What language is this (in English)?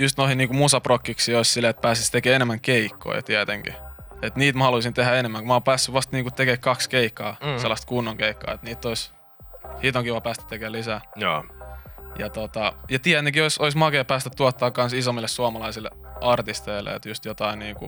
Finnish